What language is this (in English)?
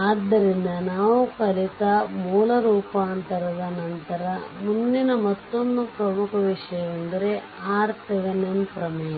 Kannada